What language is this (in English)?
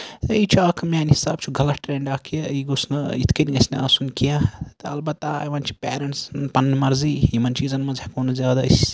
Kashmiri